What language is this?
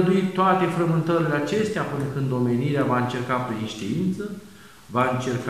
Romanian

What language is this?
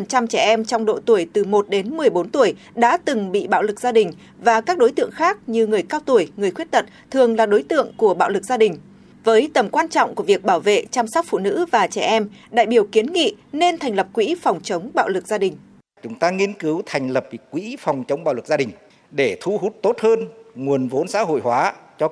Vietnamese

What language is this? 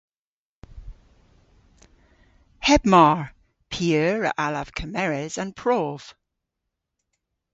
Cornish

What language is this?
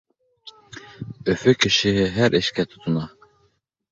Bashkir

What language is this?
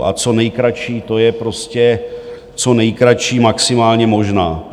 Czech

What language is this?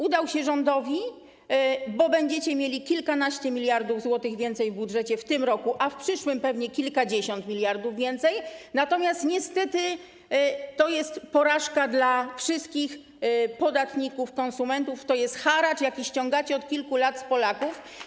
Polish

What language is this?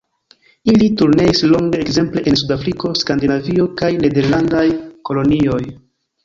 Esperanto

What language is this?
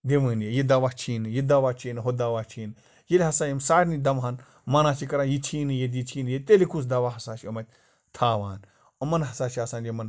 Kashmiri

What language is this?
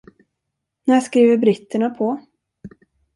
Swedish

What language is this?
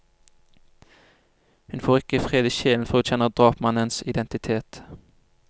Norwegian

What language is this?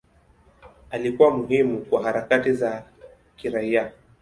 Swahili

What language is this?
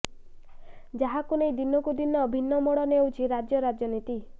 Odia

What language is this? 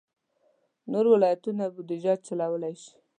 Pashto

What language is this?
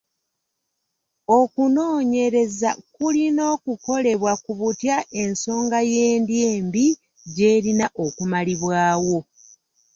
Ganda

